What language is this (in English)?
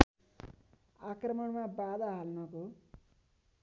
Nepali